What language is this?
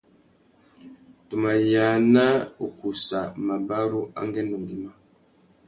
Tuki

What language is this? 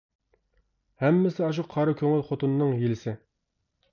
Uyghur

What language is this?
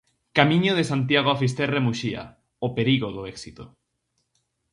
Galician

